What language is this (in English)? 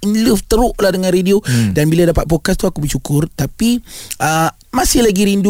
Malay